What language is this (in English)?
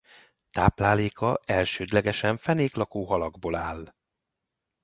Hungarian